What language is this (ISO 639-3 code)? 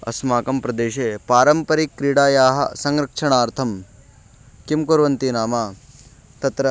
san